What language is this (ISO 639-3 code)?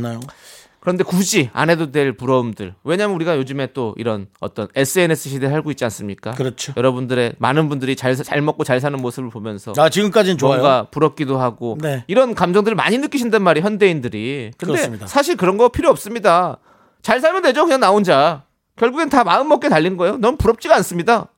kor